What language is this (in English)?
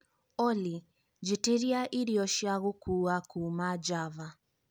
Kikuyu